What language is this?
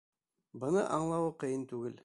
Bashkir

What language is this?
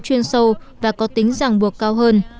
Vietnamese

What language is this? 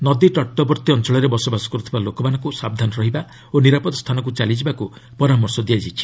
Odia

